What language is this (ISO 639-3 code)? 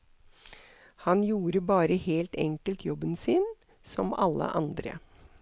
nor